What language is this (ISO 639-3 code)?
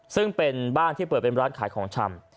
tha